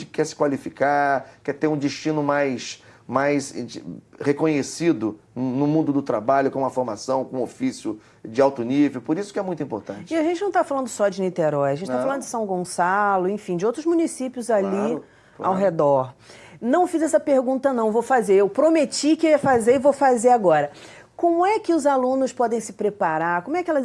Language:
Portuguese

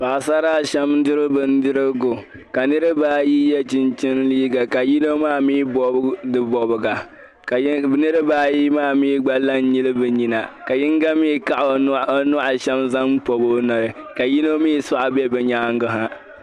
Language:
Dagbani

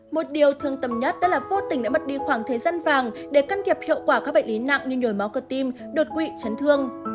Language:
Vietnamese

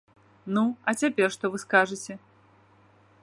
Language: Belarusian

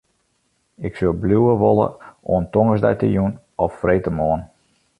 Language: Western Frisian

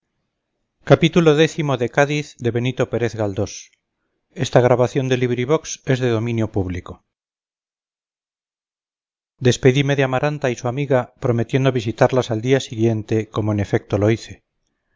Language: Spanish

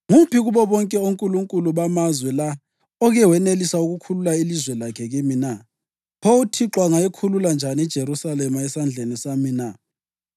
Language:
North Ndebele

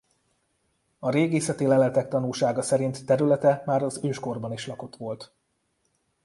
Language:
Hungarian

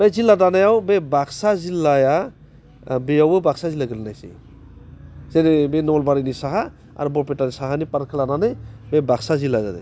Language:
Bodo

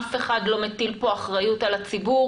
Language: Hebrew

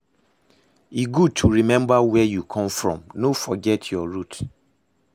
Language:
Nigerian Pidgin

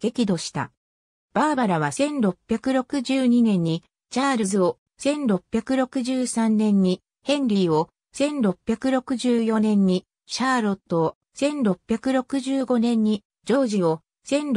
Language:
Japanese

